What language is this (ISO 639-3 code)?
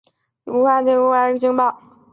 zho